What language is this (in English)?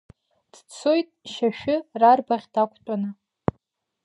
Abkhazian